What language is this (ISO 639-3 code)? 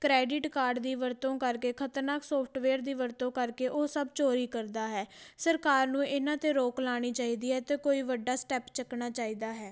pan